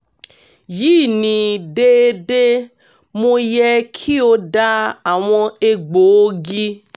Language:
Yoruba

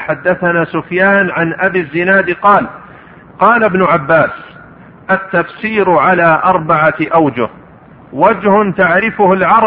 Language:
Arabic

